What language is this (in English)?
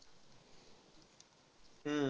Marathi